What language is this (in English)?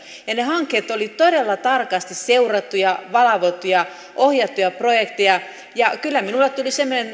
Finnish